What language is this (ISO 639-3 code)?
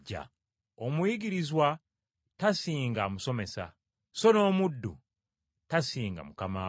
lug